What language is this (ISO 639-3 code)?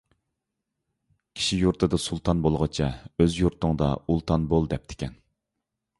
uig